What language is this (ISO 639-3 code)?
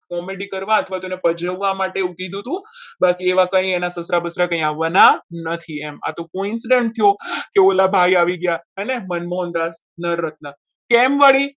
guj